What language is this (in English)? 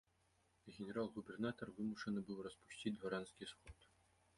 Belarusian